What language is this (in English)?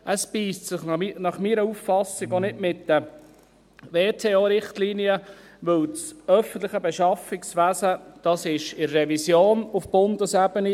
Swiss German